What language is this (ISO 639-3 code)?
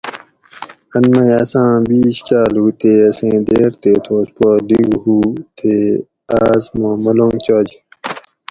gwc